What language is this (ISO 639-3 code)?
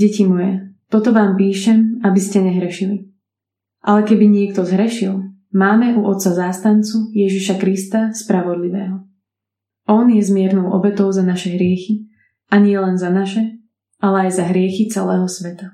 slk